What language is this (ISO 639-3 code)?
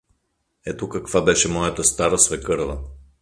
bul